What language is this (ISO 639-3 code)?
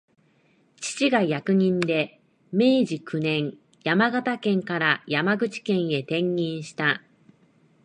jpn